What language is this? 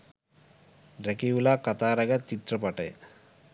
Sinhala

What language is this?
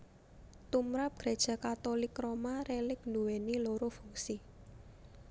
Javanese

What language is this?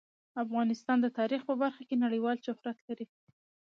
Pashto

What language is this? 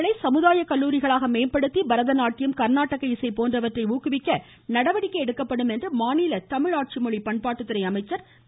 Tamil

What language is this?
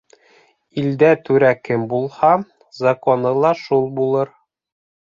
Bashkir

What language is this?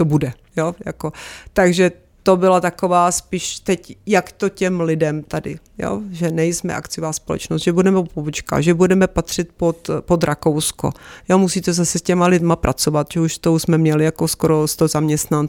Czech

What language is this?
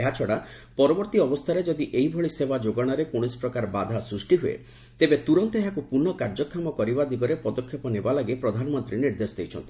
Odia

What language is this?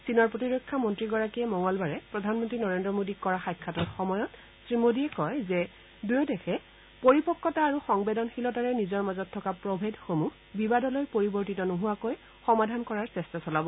Assamese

